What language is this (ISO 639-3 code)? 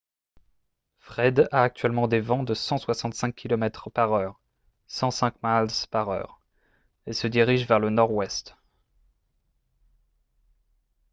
fra